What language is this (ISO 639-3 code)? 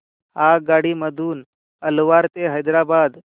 mar